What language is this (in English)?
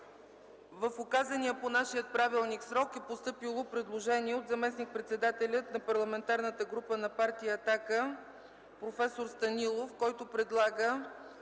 Bulgarian